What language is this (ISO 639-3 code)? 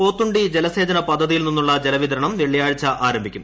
mal